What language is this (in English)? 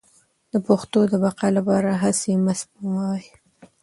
Pashto